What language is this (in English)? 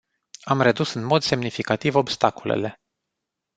Romanian